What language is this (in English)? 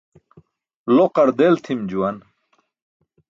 Burushaski